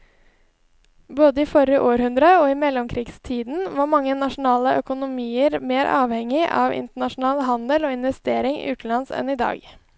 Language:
Norwegian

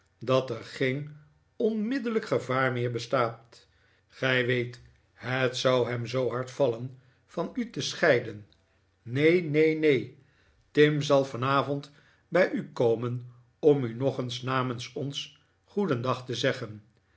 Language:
Dutch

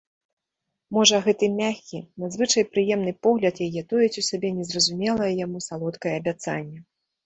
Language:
Belarusian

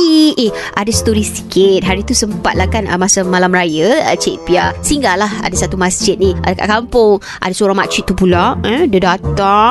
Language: Malay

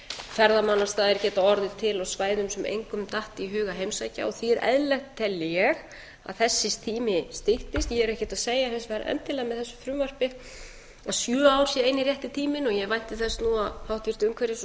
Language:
Icelandic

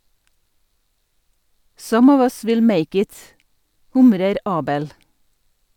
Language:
Norwegian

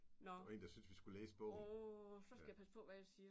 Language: Danish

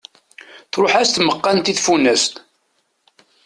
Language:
Kabyle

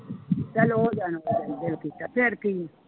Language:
Punjabi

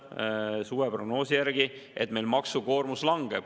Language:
Estonian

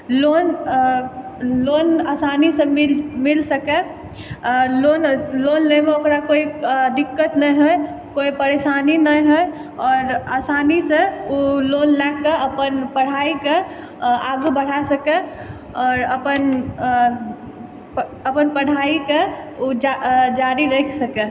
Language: Maithili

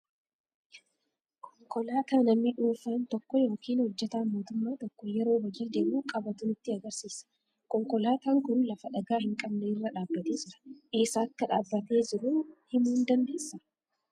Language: Oromo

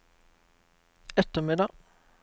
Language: Norwegian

